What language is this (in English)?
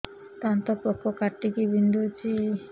Odia